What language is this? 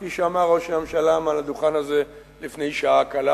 Hebrew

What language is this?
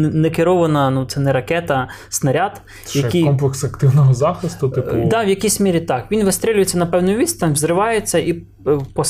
Ukrainian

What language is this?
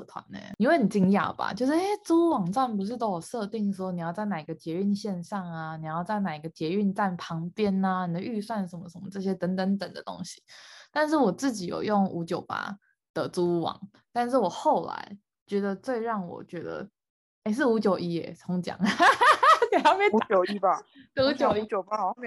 Chinese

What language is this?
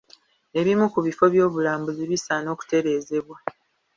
Ganda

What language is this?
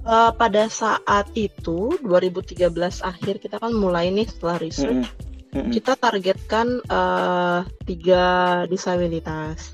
Indonesian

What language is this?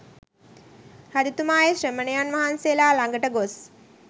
Sinhala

